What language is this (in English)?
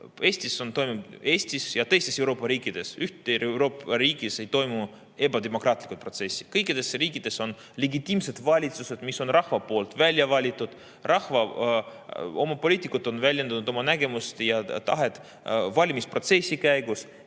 Estonian